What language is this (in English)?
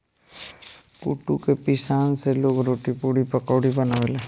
Bhojpuri